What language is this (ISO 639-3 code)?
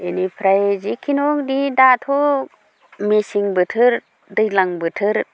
brx